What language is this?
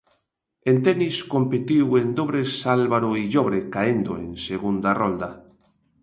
Galician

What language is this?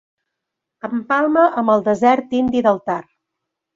Catalan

